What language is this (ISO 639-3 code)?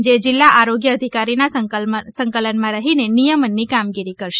guj